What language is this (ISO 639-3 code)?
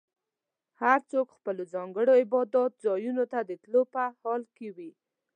pus